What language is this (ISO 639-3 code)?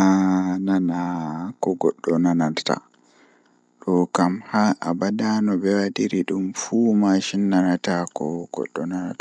ful